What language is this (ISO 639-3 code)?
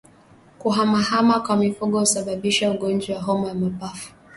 swa